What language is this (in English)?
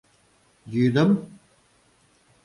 Mari